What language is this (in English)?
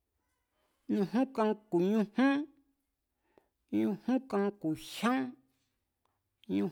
Mazatlán Mazatec